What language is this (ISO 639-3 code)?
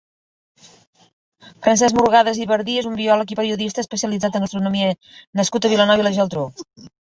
cat